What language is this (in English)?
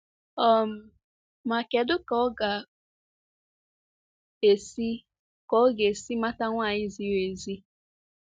Igbo